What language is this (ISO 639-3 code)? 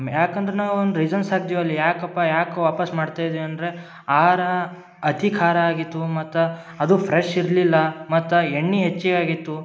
kan